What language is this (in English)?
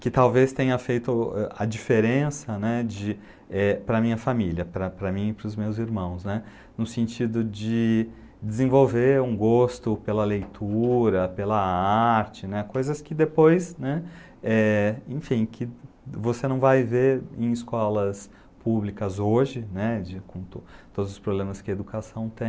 Portuguese